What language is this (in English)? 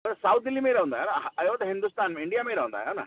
Sindhi